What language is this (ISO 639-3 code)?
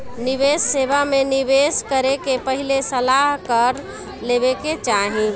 bho